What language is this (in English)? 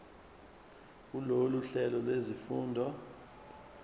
Zulu